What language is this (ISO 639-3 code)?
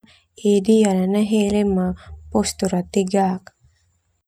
twu